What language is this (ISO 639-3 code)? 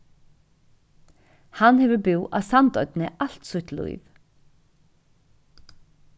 fao